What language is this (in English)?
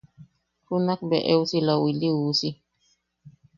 Yaqui